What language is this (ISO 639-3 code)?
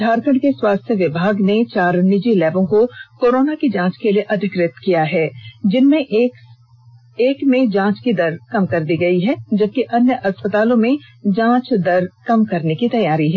hin